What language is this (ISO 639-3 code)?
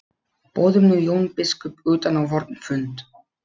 isl